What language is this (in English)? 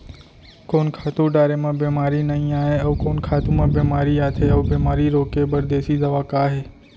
Chhattisgarhi